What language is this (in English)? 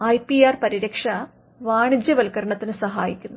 Malayalam